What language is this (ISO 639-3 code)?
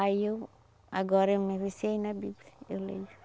por